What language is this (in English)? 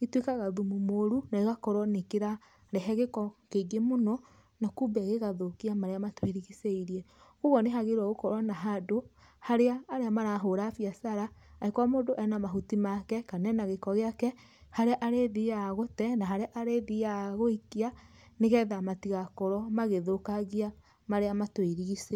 Kikuyu